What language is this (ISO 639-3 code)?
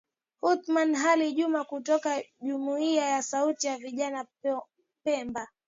swa